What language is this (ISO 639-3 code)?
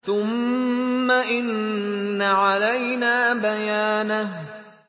ara